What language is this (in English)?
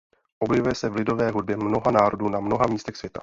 Czech